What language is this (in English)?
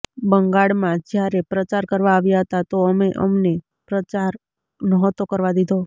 Gujarati